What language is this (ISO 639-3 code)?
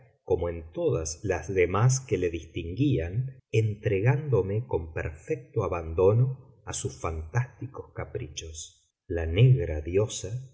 spa